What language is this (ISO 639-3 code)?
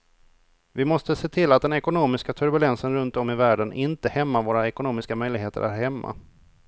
swe